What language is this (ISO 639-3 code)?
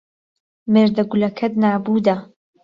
ckb